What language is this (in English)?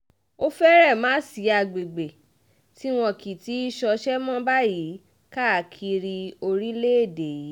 Yoruba